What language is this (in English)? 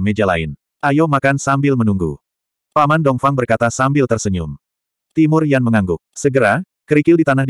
Indonesian